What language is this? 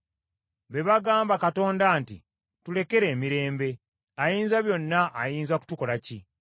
Ganda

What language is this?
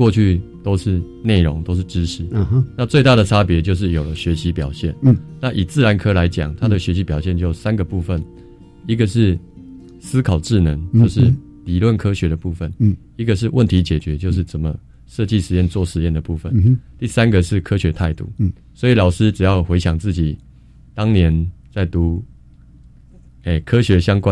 Chinese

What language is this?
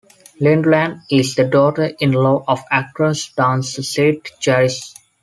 English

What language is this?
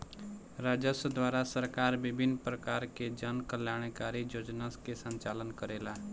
Bhojpuri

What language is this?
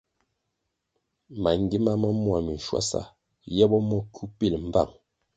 Kwasio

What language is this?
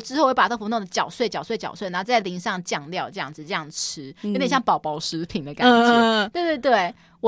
Chinese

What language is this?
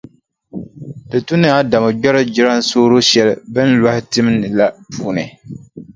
Dagbani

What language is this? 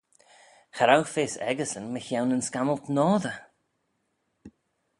Manx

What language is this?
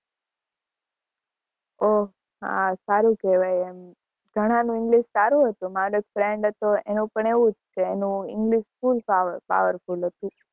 Gujarati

